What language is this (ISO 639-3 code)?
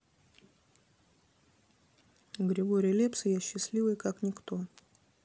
rus